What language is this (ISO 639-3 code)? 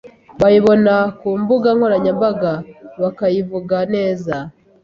kin